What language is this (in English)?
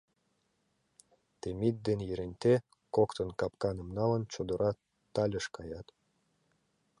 Mari